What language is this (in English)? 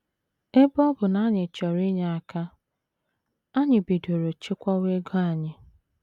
Igbo